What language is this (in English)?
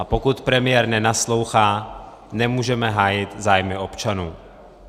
Czech